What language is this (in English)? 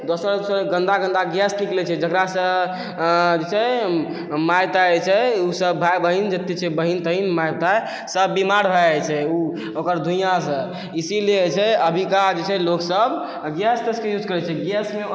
Maithili